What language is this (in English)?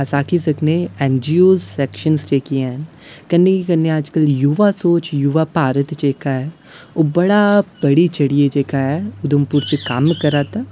Dogri